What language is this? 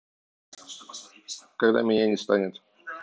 Russian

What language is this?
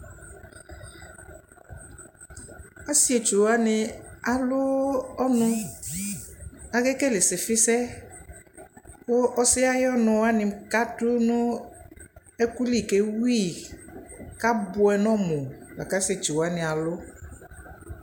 Ikposo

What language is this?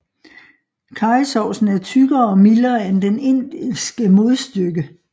Danish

